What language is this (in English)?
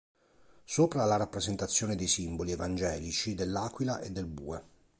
Italian